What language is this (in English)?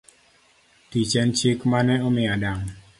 Luo (Kenya and Tanzania)